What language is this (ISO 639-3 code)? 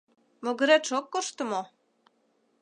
chm